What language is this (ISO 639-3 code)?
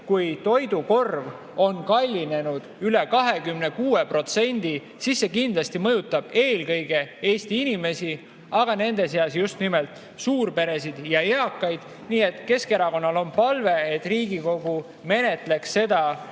est